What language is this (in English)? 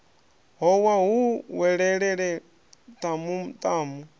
Venda